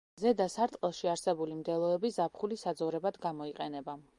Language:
Georgian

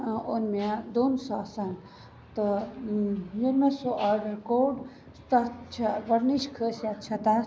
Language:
Kashmiri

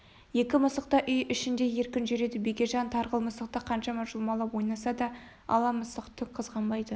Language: Kazakh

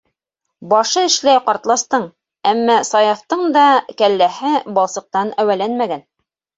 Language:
Bashkir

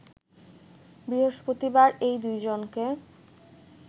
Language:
Bangla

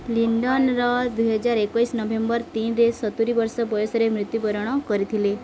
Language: Odia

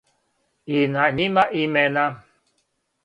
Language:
Serbian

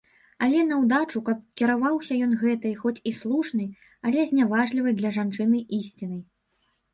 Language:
Belarusian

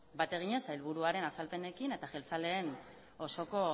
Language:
Basque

